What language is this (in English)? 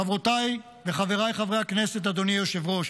Hebrew